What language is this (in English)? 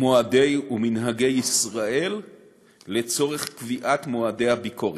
Hebrew